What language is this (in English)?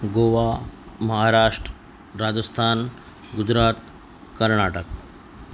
Gujarati